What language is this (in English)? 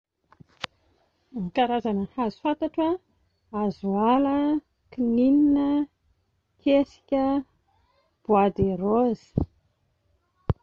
Malagasy